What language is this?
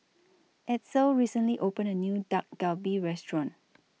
English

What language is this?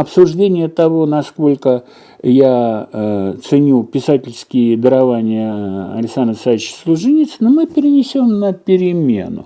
Russian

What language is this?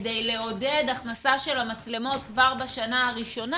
Hebrew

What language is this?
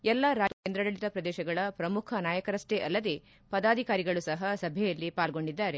Kannada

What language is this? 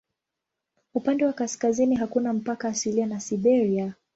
Swahili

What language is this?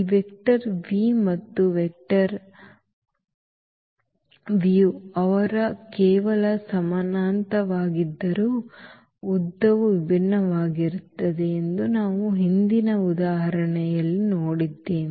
Kannada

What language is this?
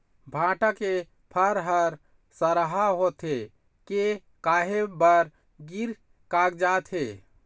Chhattisgarhi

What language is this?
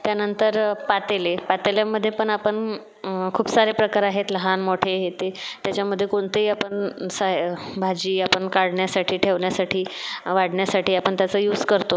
Marathi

